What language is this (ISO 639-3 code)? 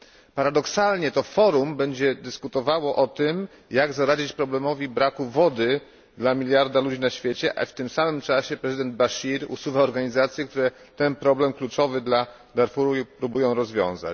pol